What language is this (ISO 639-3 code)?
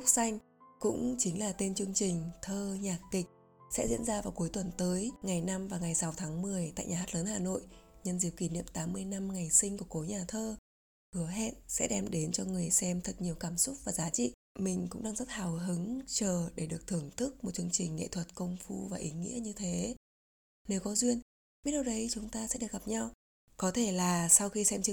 vie